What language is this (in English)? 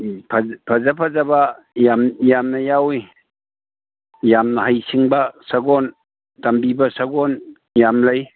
Manipuri